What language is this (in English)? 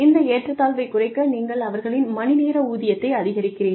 Tamil